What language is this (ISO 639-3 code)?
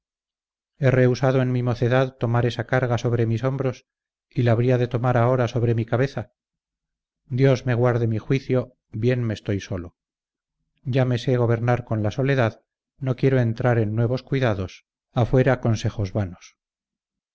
spa